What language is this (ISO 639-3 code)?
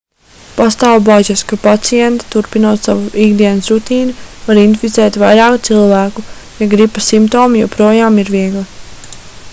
lav